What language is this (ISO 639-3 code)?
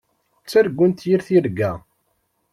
kab